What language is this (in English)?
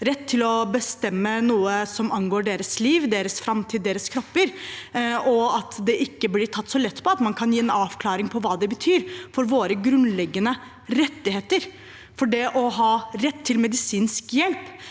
Norwegian